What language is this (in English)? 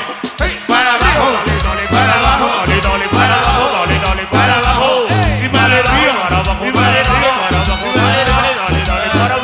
Spanish